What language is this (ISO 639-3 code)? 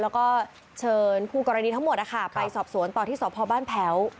tha